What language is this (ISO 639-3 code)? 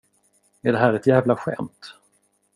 swe